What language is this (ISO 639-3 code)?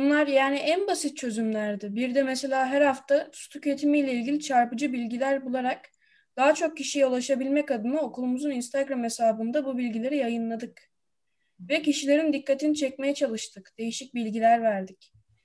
tur